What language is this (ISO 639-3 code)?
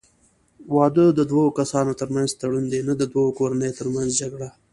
pus